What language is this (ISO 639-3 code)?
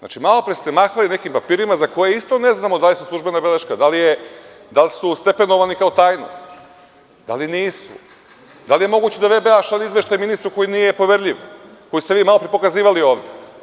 srp